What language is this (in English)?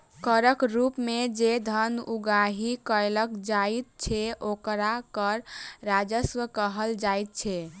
Maithili